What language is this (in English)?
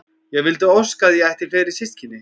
Icelandic